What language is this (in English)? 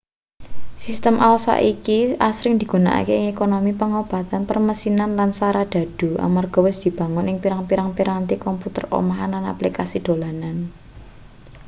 Javanese